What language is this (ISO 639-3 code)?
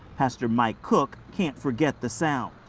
eng